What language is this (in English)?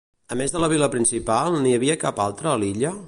Catalan